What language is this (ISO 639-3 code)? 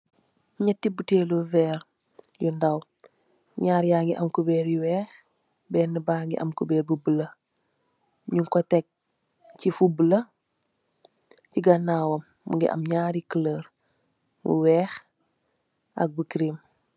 wol